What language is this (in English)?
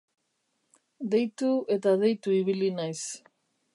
Basque